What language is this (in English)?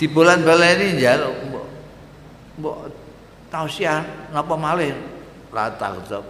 Indonesian